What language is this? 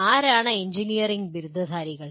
Malayalam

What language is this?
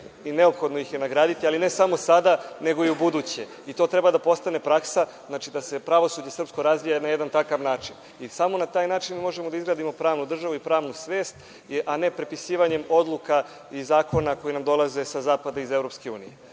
Serbian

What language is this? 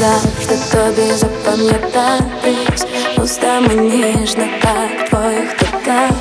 Ukrainian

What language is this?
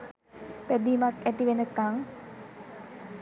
Sinhala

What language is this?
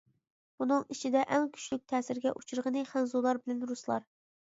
Uyghur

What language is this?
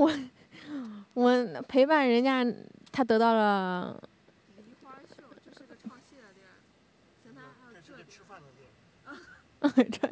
Chinese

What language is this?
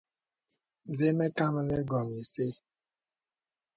Bebele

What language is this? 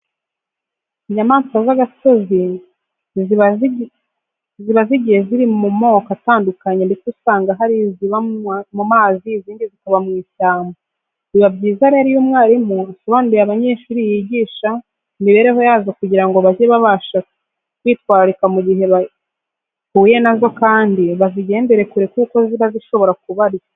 Kinyarwanda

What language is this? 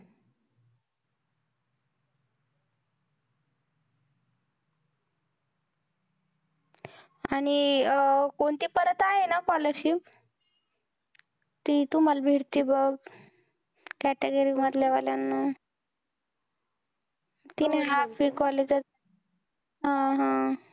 Marathi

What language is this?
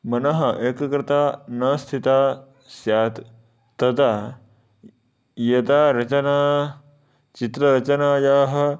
Sanskrit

